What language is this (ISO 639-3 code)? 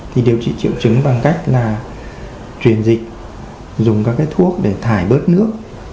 vie